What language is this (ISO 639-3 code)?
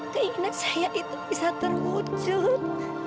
ind